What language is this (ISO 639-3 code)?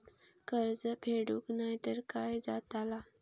mar